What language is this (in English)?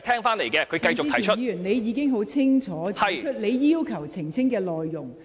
Cantonese